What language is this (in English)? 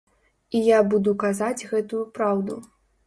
Belarusian